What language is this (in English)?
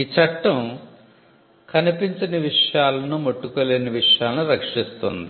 Telugu